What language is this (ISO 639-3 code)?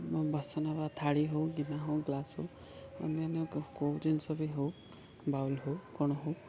ori